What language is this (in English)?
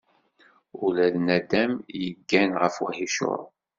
Kabyle